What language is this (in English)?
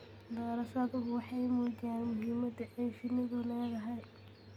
Somali